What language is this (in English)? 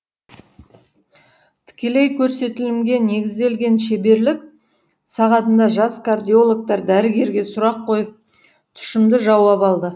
Kazakh